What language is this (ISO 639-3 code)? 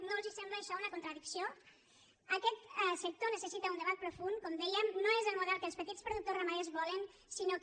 cat